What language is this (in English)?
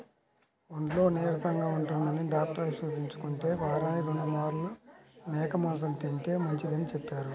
Telugu